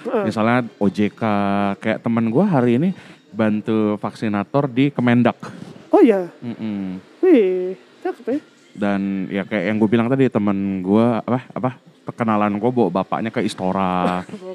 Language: Indonesian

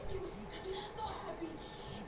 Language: Bhojpuri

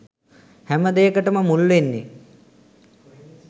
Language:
Sinhala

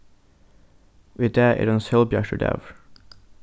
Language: Faroese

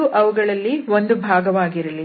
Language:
Kannada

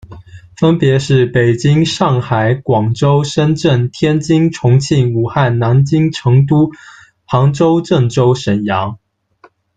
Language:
Chinese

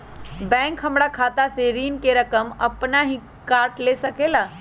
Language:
Magahi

